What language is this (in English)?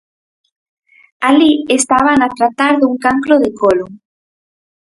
Galician